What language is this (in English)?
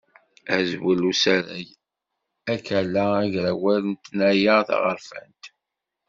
Kabyle